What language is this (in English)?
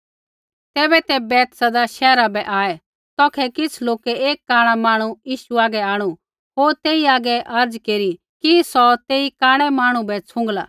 Kullu Pahari